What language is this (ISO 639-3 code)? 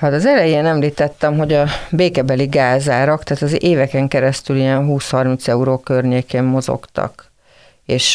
hun